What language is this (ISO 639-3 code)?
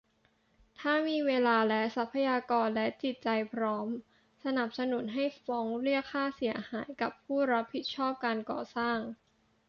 tha